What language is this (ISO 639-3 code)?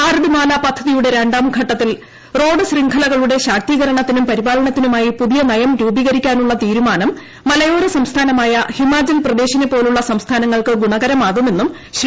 mal